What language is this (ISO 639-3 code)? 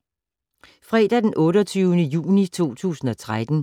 dan